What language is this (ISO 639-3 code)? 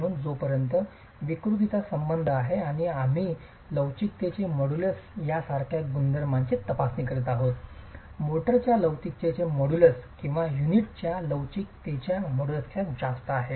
mar